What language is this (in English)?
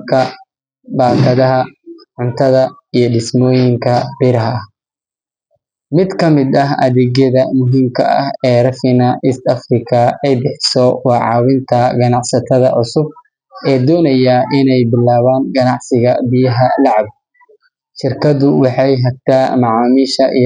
Somali